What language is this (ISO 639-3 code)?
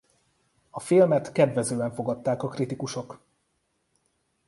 hun